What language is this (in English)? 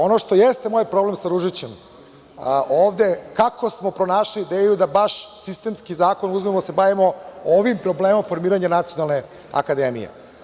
Serbian